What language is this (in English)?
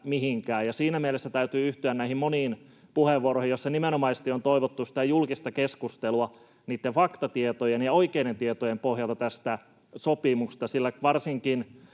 Finnish